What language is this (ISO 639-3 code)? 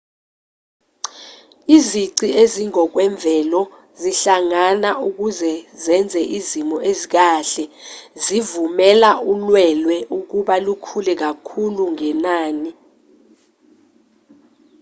zul